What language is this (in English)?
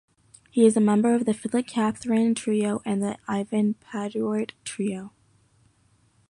English